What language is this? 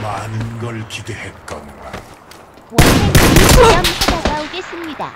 Korean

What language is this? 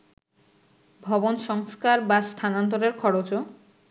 Bangla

